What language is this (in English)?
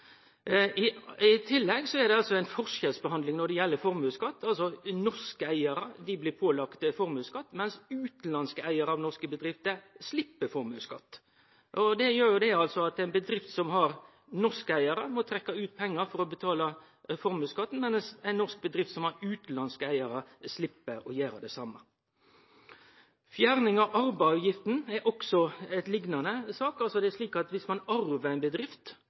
Norwegian Nynorsk